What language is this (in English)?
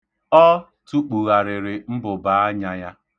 Igbo